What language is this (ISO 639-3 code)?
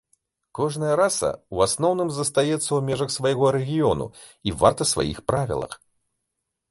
bel